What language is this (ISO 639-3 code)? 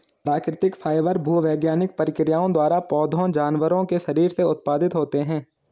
hin